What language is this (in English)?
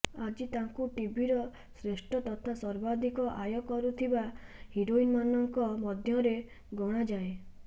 Odia